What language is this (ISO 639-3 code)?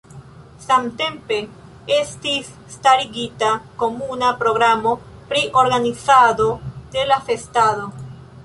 epo